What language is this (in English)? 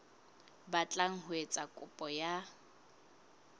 Southern Sotho